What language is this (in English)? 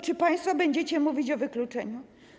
Polish